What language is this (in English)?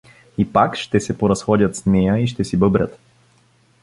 Bulgarian